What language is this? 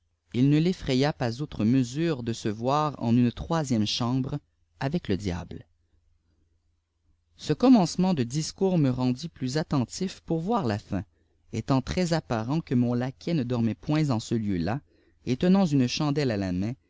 French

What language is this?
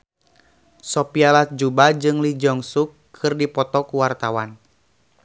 Sundanese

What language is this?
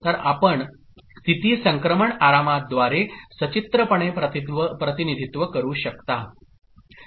Marathi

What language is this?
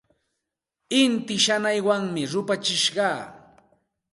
Santa Ana de Tusi Pasco Quechua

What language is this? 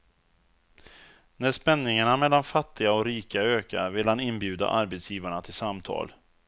Swedish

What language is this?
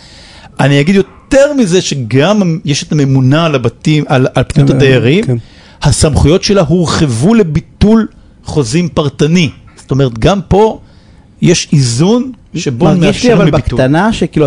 Hebrew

